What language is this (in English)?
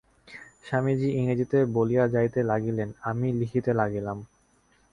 Bangla